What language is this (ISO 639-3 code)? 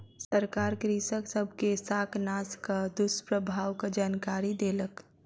mai